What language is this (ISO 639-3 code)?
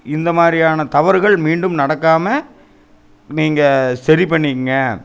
tam